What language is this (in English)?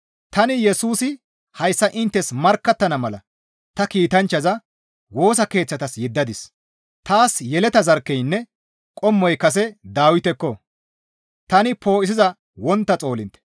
Gamo